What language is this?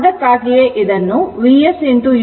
Kannada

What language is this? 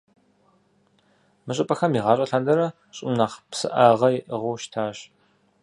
Kabardian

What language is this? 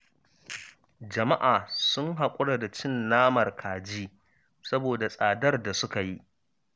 Hausa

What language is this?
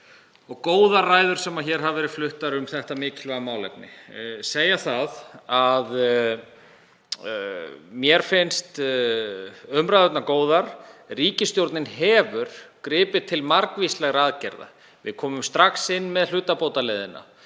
Icelandic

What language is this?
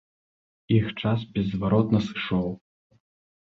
Belarusian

